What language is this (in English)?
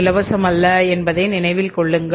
Tamil